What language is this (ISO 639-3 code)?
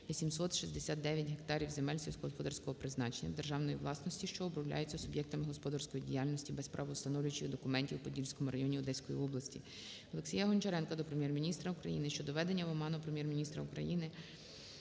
ukr